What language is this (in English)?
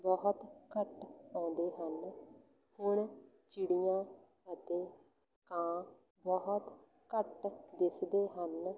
Punjabi